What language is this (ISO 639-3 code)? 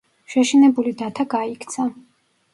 kat